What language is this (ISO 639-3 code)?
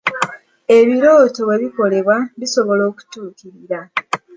lug